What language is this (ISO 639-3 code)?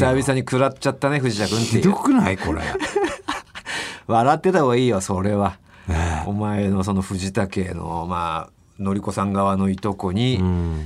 jpn